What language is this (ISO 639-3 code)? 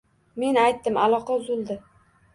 uzb